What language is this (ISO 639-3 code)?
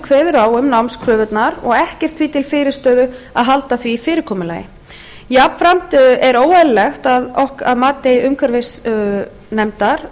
isl